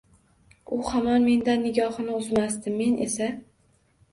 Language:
Uzbek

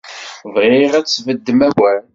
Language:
Kabyle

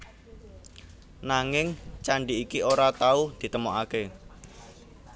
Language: Javanese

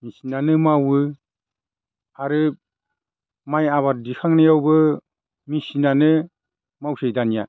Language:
Bodo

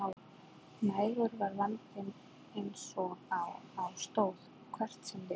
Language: Icelandic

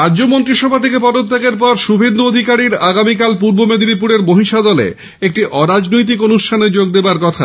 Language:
Bangla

